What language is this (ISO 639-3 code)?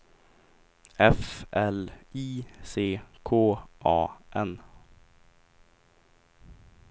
swe